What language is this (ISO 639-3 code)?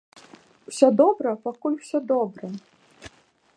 bel